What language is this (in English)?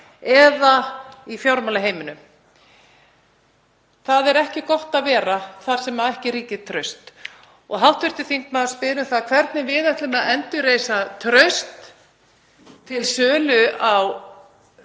Icelandic